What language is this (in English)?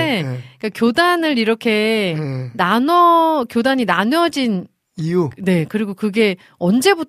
Korean